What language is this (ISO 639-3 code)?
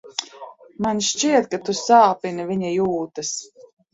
lav